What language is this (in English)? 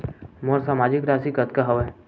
Chhattisgarhi